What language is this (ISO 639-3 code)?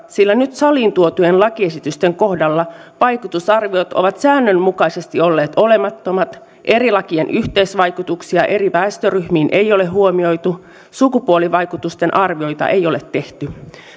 fin